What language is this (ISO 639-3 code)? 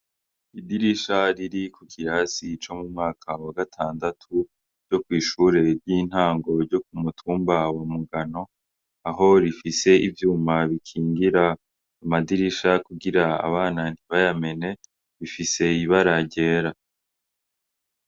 run